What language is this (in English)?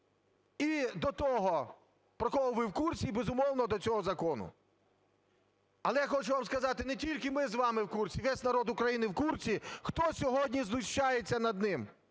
Ukrainian